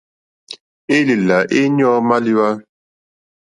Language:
Mokpwe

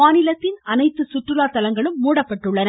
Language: Tamil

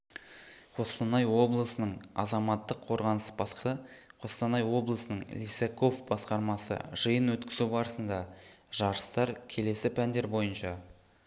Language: Kazakh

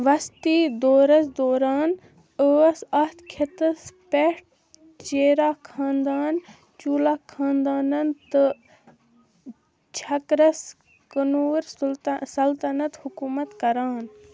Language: Kashmiri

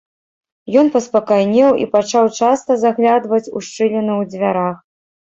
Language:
Belarusian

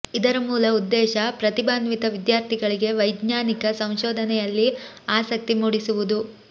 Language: Kannada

